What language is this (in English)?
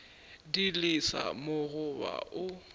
Northern Sotho